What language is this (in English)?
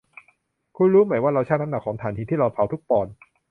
Thai